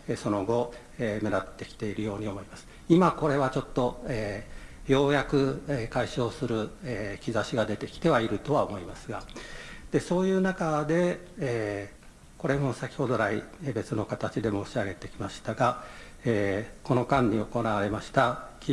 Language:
Japanese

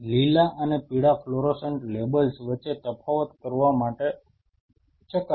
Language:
Gujarati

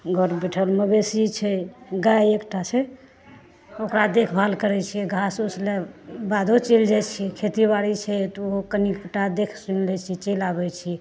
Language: Maithili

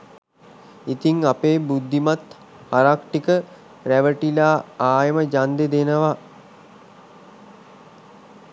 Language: Sinhala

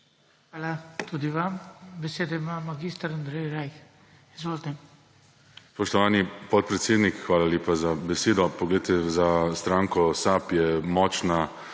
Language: Slovenian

